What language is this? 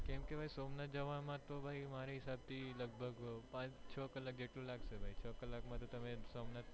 Gujarati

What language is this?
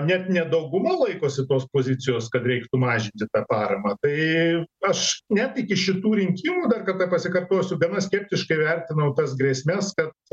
Lithuanian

